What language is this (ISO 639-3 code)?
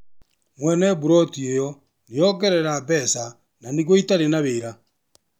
kik